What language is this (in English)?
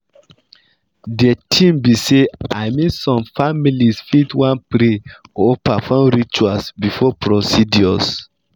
Nigerian Pidgin